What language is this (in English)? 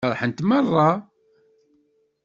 Kabyle